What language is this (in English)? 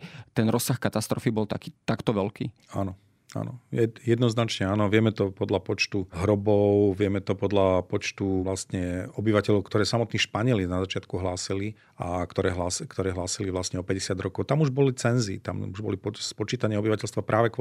Slovak